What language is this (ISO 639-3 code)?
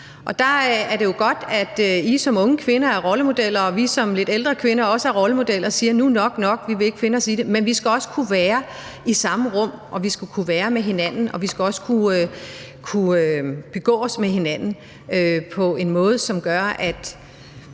dan